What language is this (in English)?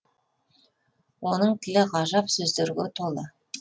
Kazakh